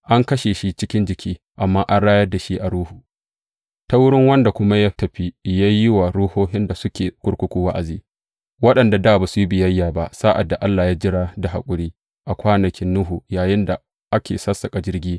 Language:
Hausa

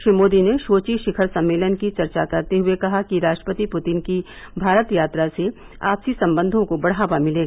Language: Hindi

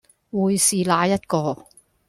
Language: Cantonese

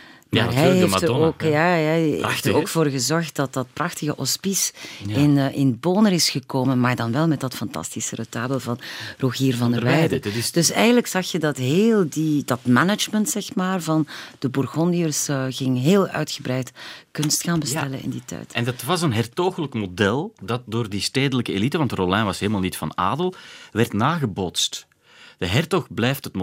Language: Dutch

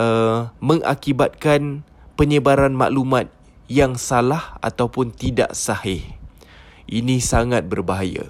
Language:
Malay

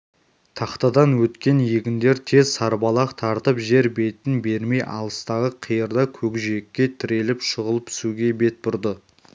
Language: Kazakh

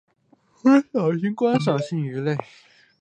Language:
Chinese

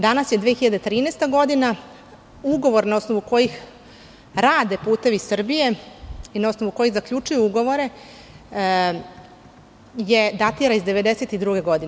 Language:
Serbian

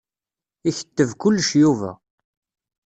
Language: Kabyle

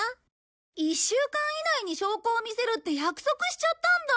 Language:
Japanese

